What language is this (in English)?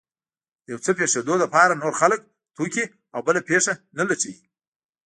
Pashto